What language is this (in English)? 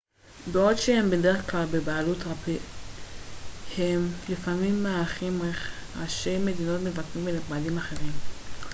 Hebrew